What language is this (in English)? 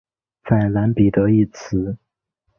Chinese